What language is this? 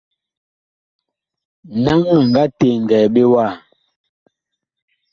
Bakoko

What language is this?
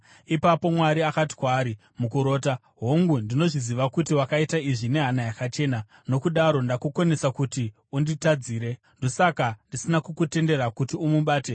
Shona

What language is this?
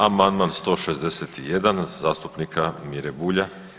Croatian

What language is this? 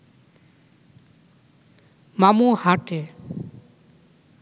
Bangla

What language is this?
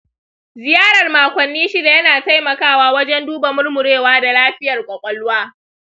Hausa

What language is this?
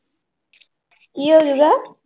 Punjabi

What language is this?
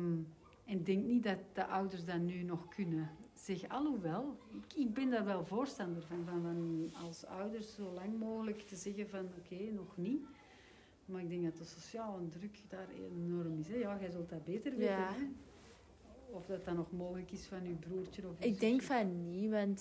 Dutch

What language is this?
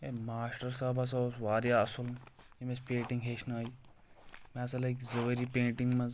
Kashmiri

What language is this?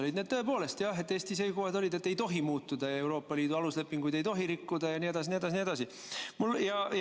Estonian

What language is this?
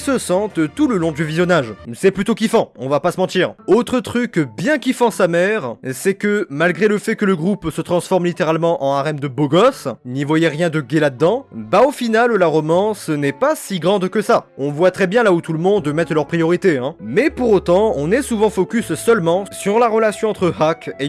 French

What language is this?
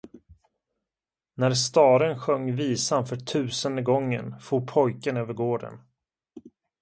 Swedish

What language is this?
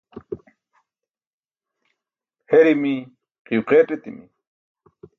Burushaski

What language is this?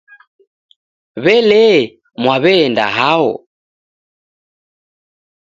Taita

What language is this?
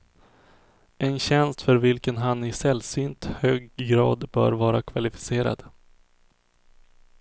Swedish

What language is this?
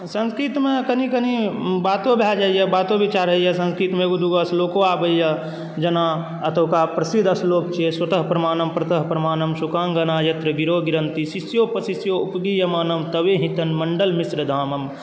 Maithili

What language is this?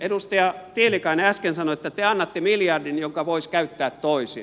Finnish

